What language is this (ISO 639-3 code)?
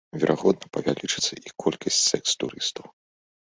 bel